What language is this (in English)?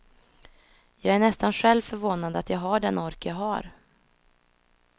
Swedish